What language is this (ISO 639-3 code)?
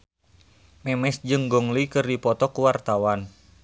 sun